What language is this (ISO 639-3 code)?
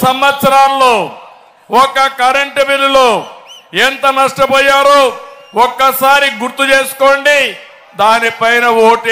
tel